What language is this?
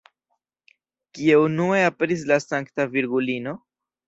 Esperanto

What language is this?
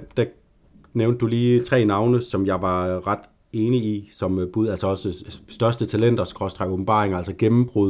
Danish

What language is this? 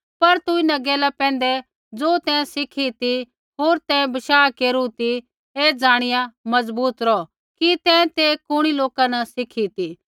Kullu Pahari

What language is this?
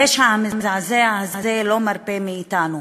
Hebrew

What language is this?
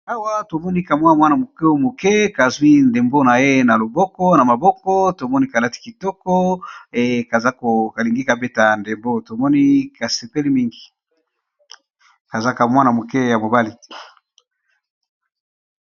Lingala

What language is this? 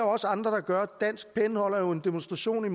Danish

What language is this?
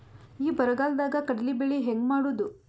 Kannada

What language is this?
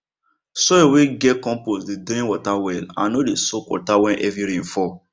Nigerian Pidgin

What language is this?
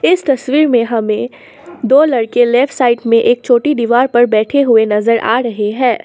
Hindi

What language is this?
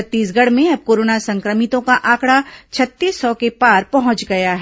Hindi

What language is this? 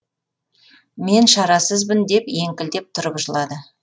Kazakh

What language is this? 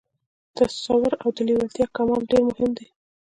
Pashto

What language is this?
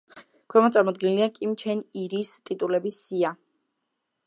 Georgian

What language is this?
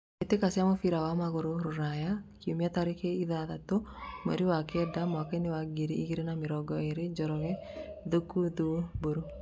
Kikuyu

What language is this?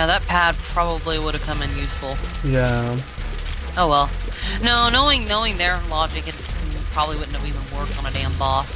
English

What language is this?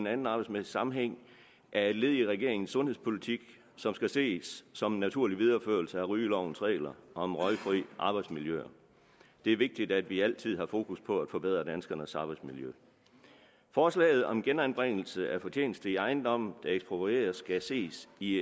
Danish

